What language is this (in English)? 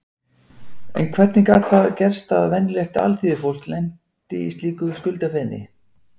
Icelandic